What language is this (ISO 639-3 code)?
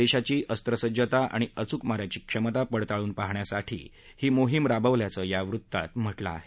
mar